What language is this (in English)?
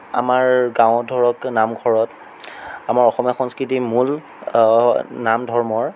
Assamese